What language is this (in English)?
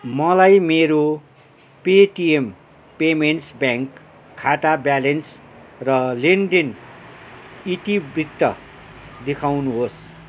Nepali